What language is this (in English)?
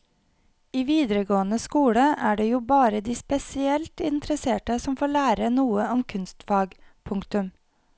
Norwegian